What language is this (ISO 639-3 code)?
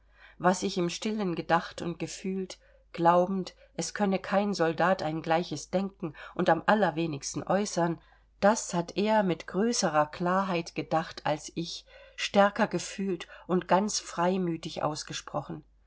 deu